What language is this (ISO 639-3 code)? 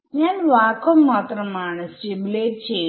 mal